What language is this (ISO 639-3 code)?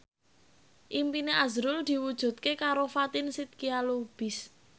jav